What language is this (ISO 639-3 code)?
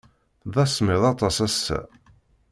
kab